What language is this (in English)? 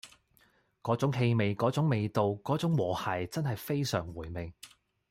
Cantonese